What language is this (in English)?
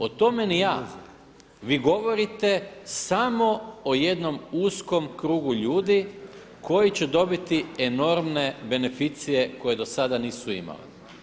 Croatian